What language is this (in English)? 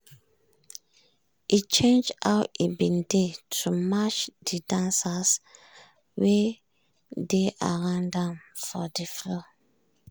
Nigerian Pidgin